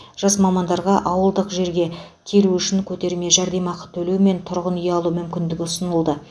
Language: Kazakh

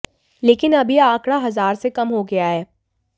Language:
Hindi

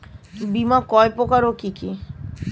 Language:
Bangla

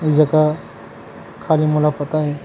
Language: Chhattisgarhi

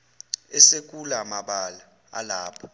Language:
Zulu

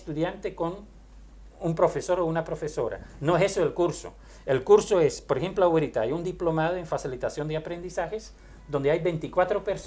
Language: Spanish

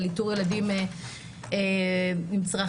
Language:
Hebrew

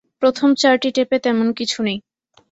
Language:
Bangla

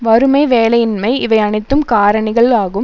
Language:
Tamil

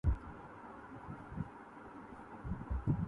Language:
Urdu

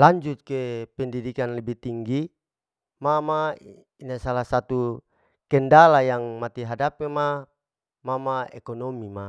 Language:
Larike-Wakasihu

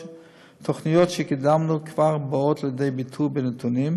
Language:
Hebrew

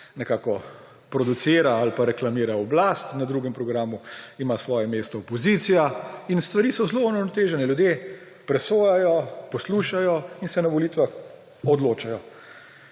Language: Slovenian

